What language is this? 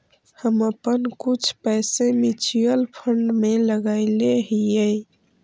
Magahi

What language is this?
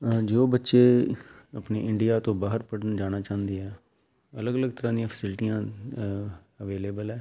Punjabi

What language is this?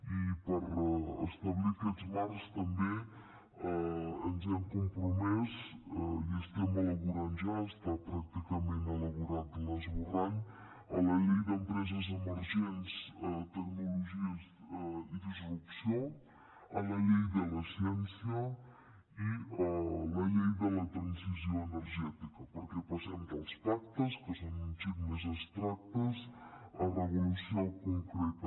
Catalan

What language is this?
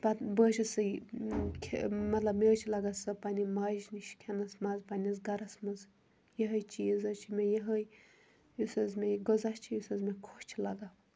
Kashmiri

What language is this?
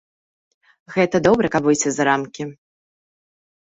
Belarusian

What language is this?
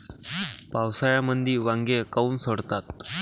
Marathi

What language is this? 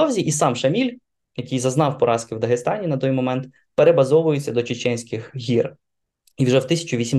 Ukrainian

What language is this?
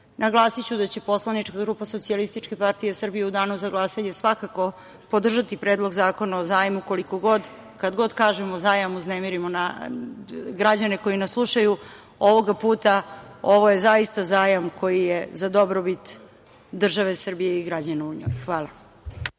Serbian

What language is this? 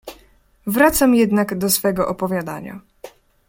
Polish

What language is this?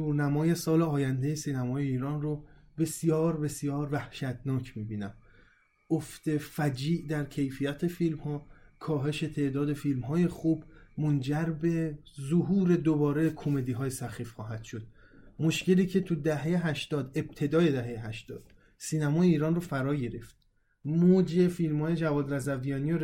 Persian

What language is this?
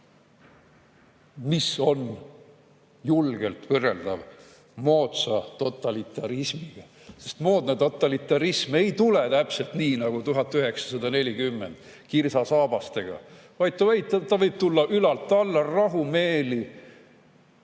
Estonian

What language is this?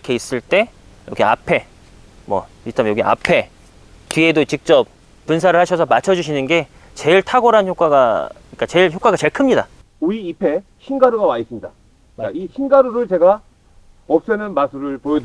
Korean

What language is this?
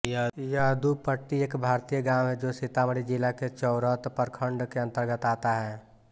Hindi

